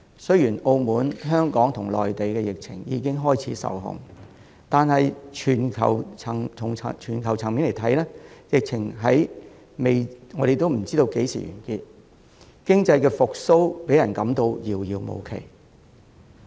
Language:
Cantonese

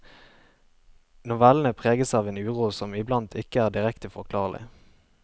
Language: Norwegian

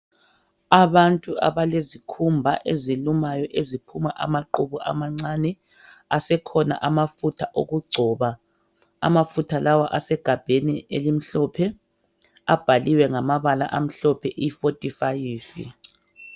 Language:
North Ndebele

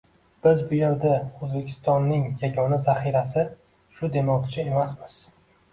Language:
Uzbek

